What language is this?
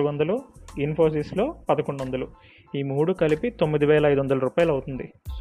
Telugu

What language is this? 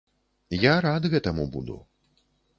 Belarusian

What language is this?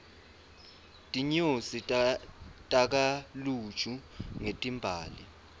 Swati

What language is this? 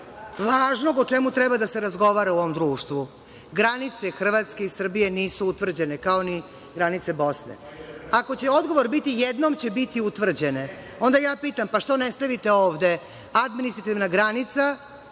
Serbian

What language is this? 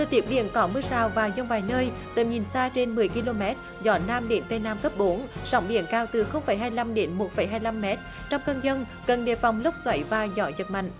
Vietnamese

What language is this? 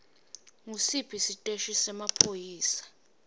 Swati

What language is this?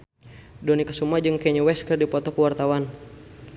Sundanese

